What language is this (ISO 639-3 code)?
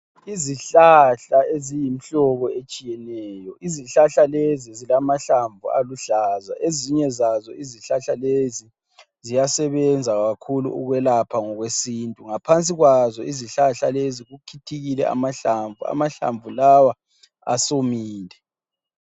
nde